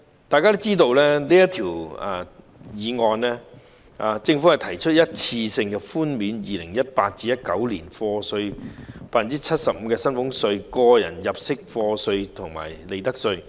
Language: Cantonese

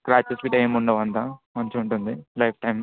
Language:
Telugu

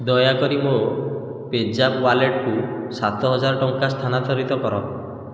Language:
Odia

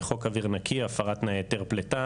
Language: Hebrew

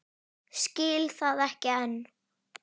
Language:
Icelandic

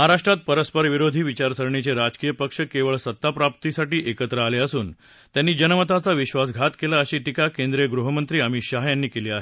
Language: Marathi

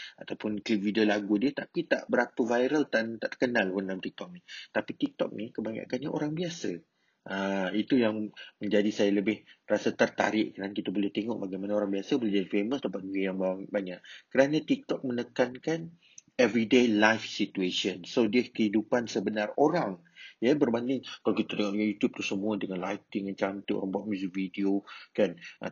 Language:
Malay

